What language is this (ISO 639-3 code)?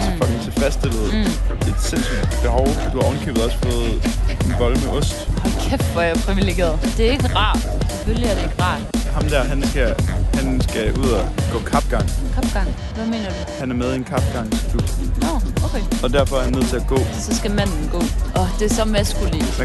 dan